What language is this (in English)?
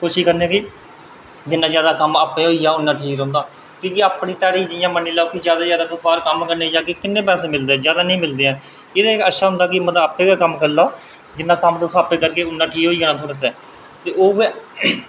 Dogri